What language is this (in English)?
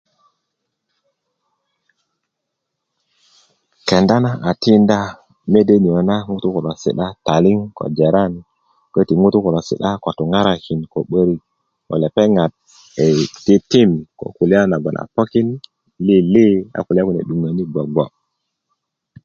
Kuku